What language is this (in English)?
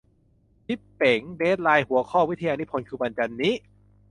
Thai